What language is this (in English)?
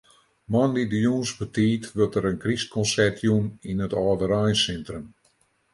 Western Frisian